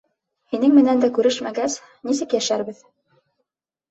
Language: Bashkir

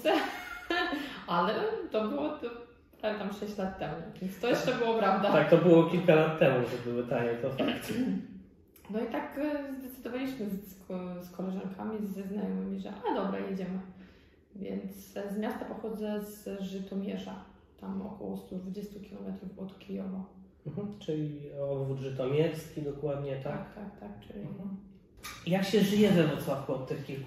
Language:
Polish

